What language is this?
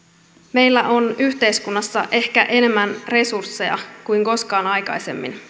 Finnish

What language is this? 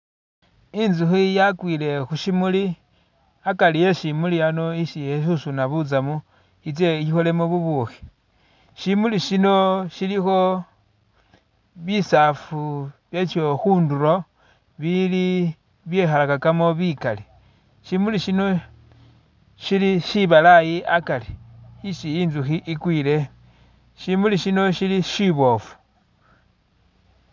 Masaaba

